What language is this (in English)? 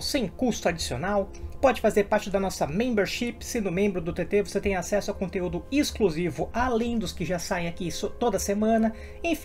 Portuguese